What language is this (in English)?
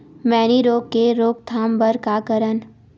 Chhattisgarhi